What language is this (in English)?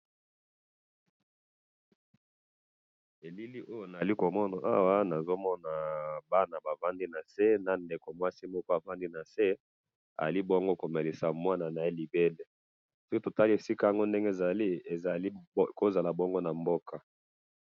Lingala